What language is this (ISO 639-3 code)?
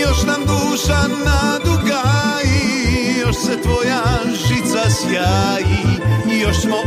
hrv